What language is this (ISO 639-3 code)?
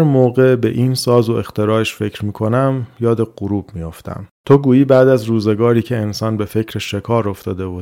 fas